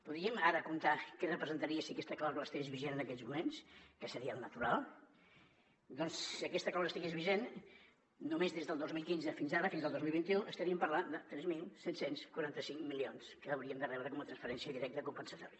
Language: Catalan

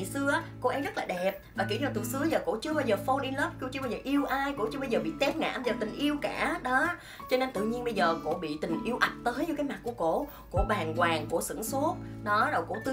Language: Vietnamese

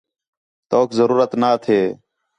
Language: Khetrani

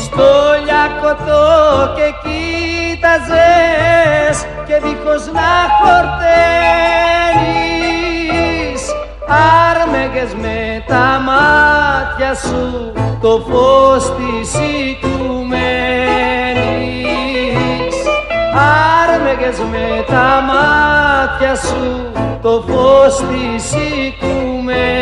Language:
Greek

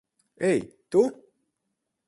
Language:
Latvian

